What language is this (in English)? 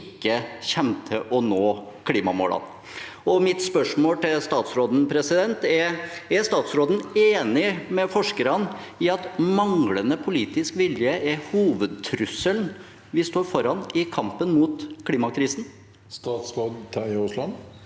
Norwegian